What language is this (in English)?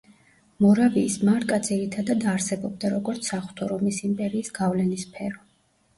Georgian